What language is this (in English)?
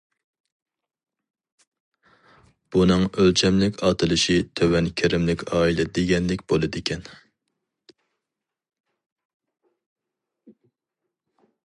Uyghur